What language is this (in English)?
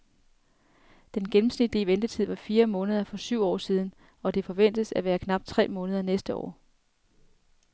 Danish